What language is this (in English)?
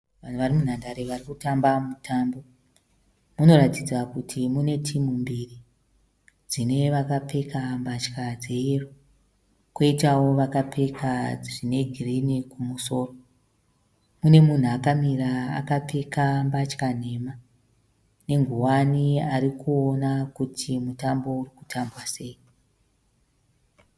Shona